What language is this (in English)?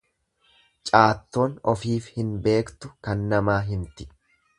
Oromo